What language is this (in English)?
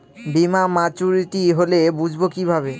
Bangla